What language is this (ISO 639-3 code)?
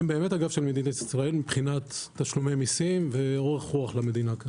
heb